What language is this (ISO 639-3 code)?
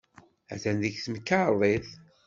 kab